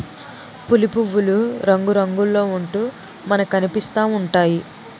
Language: Telugu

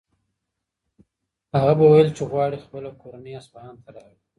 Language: Pashto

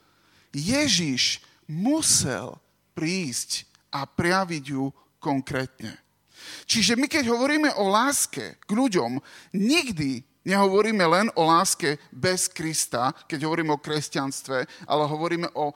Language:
Slovak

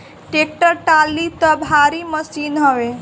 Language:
Bhojpuri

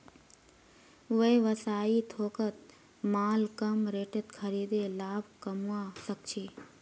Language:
Magahi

